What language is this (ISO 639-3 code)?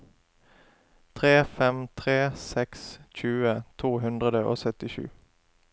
nor